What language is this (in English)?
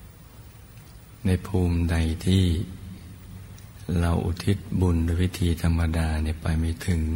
Thai